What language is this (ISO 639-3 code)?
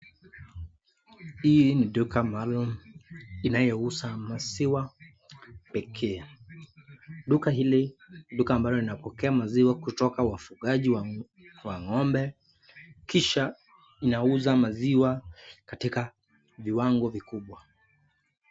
swa